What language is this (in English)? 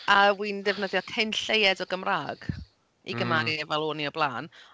Welsh